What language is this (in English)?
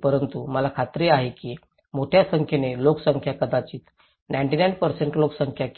Marathi